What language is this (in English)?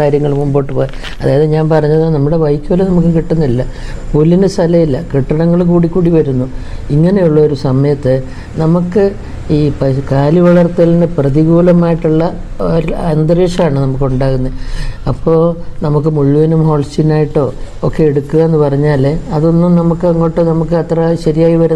Malayalam